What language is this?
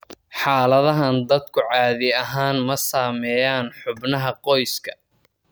Somali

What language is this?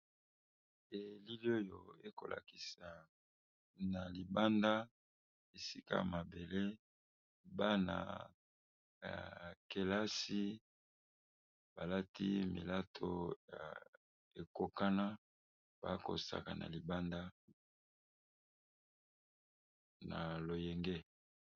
Lingala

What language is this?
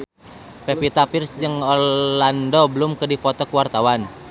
Sundanese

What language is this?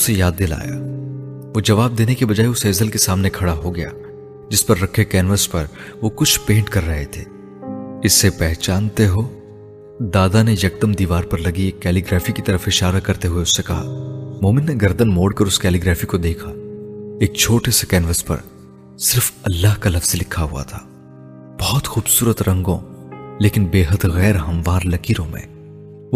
Urdu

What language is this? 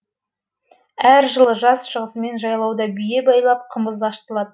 Kazakh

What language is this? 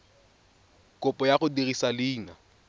Tswana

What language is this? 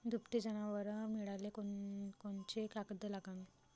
Marathi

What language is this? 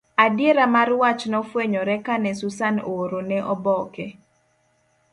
Luo (Kenya and Tanzania)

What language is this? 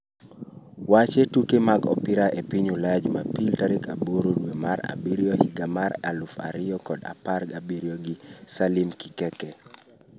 Luo (Kenya and Tanzania)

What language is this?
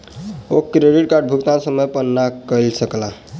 Maithili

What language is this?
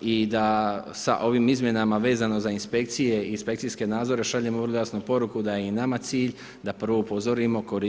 Croatian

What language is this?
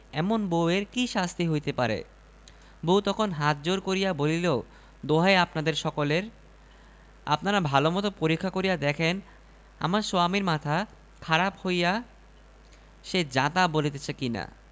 Bangla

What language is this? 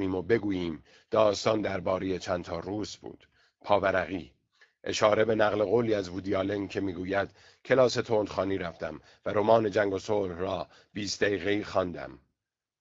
Persian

